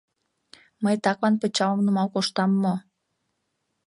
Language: Mari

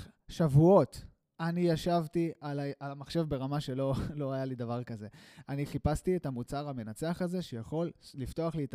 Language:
Hebrew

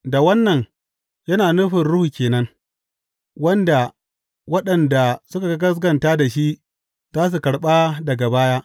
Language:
Hausa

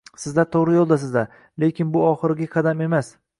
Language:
Uzbek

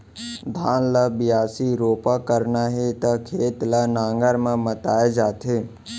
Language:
Chhattisgarhi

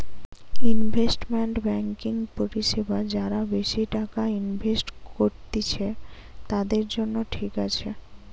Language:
Bangla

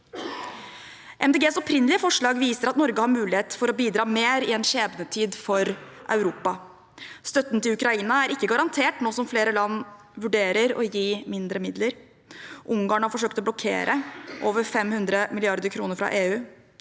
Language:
Norwegian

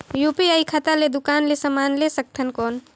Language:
Chhattisgarhi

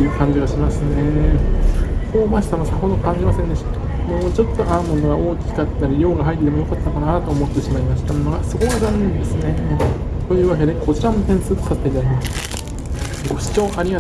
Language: Japanese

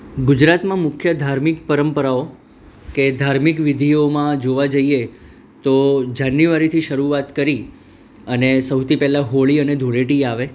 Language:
Gujarati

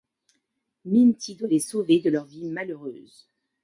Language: French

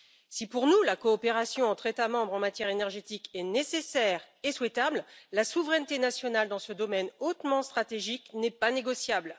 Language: French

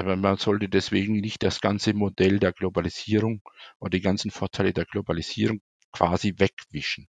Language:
German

